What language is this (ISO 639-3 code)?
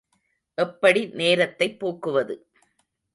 tam